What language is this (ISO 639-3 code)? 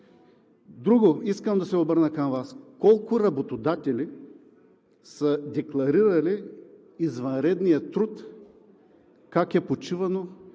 bul